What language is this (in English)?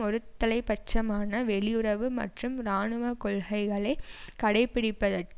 Tamil